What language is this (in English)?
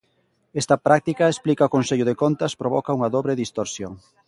Galician